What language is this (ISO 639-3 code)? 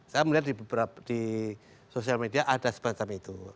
ind